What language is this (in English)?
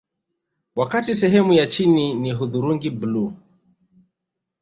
Swahili